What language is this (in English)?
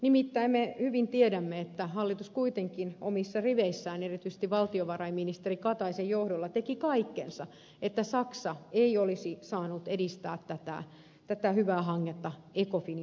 Finnish